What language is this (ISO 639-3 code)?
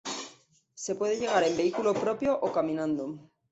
spa